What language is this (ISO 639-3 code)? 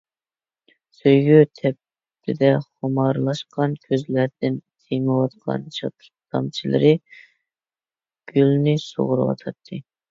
uig